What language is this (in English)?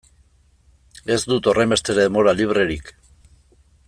Basque